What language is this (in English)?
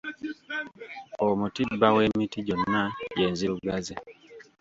Ganda